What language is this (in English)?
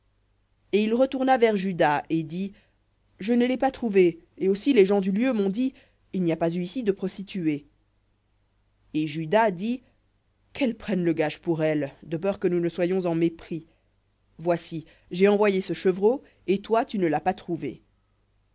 French